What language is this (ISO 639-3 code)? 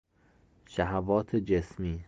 fas